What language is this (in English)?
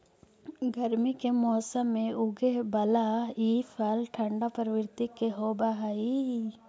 Magahi